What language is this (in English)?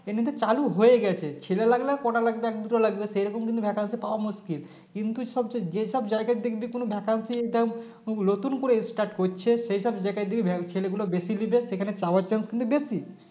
Bangla